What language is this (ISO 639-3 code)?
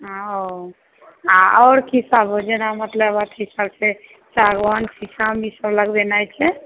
mai